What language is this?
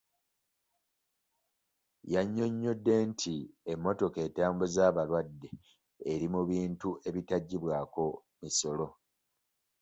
Ganda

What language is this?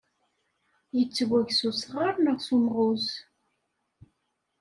Kabyle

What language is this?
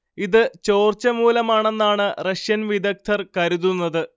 Malayalam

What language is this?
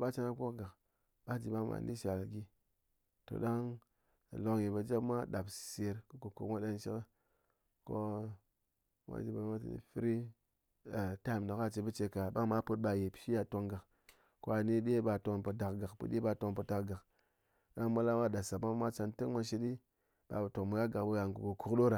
Ngas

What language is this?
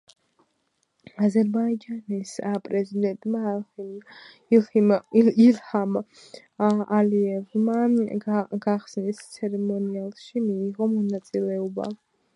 Georgian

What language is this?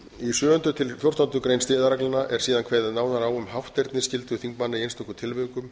Icelandic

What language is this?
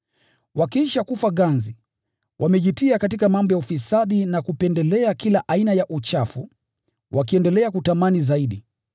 Swahili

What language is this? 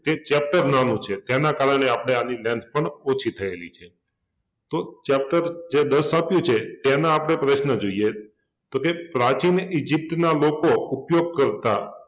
Gujarati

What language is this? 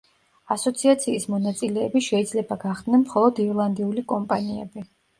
Georgian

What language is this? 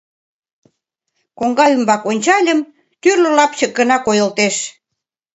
Mari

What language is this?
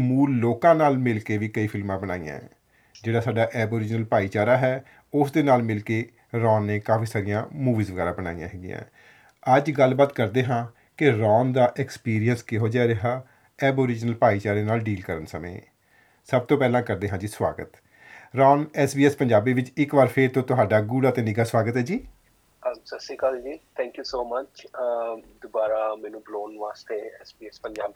Punjabi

